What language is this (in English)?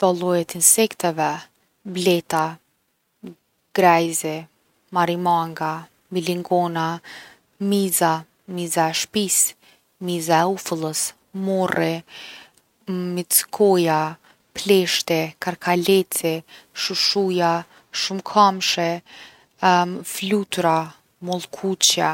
Gheg Albanian